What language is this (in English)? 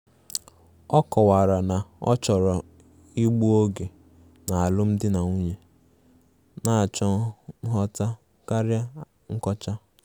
Igbo